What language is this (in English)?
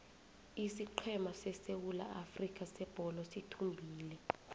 South Ndebele